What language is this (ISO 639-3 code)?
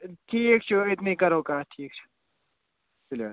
kas